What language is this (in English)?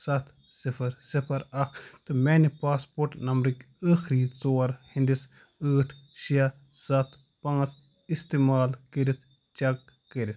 Kashmiri